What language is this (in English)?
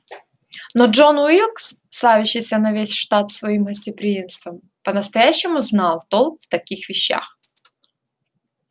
Russian